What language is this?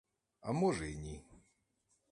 Ukrainian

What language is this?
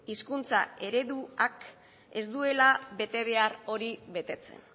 Basque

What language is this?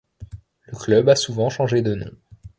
French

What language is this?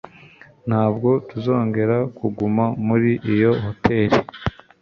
Kinyarwanda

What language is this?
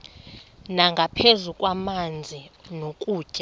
Xhosa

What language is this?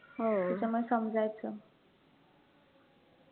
Marathi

